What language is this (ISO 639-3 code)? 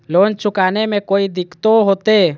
mag